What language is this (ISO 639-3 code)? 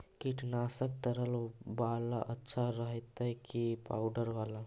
mag